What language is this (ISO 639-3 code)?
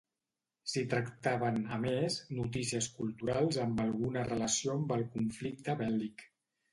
cat